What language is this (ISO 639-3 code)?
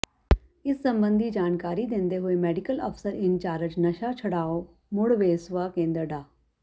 pan